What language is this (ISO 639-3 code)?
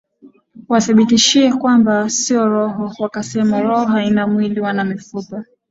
swa